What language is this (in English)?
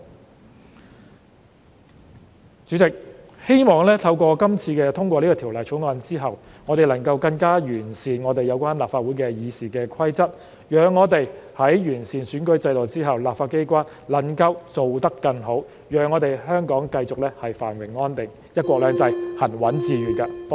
Cantonese